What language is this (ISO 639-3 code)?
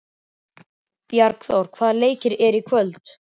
isl